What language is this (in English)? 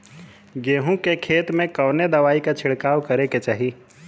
Bhojpuri